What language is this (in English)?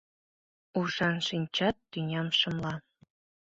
Mari